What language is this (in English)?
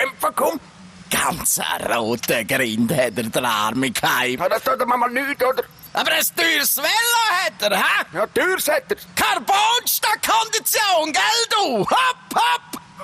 German